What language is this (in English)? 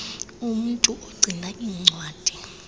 Xhosa